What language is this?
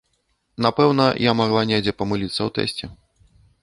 Belarusian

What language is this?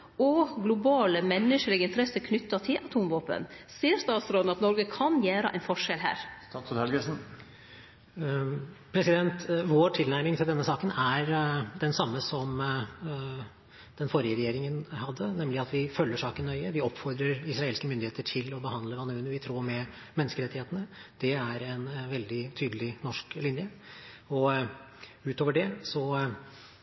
Norwegian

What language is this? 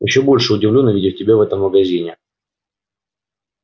Russian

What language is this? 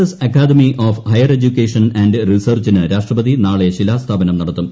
Malayalam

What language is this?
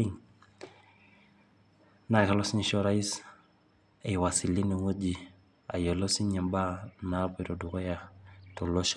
Masai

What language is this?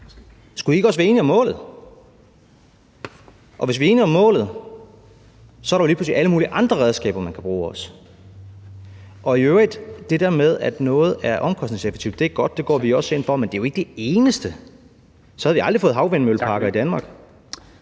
Danish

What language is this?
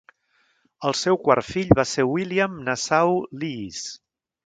Catalan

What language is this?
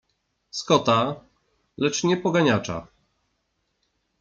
Polish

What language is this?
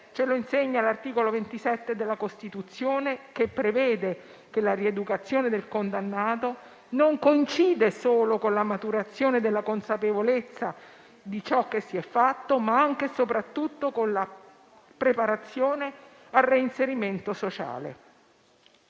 Italian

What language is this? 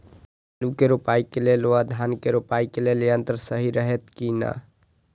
Maithili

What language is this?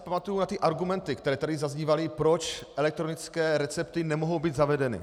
Czech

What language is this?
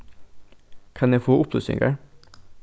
Faroese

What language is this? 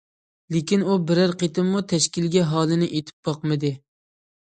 Uyghur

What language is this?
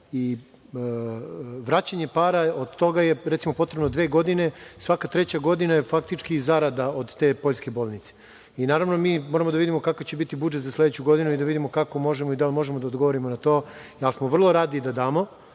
Serbian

